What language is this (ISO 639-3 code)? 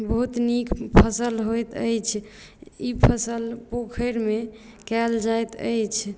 mai